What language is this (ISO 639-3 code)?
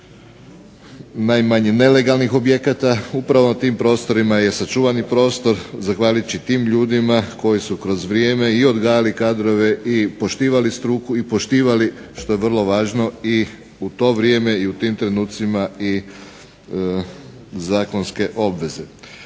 hrv